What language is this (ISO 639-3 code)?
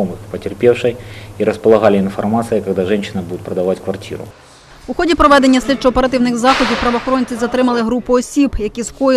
ukr